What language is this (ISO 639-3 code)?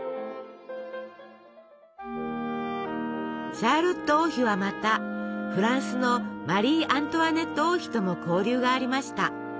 jpn